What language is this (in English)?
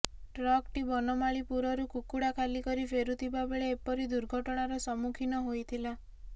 Odia